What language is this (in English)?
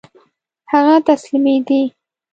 Pashto